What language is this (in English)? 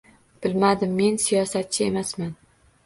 Uzbek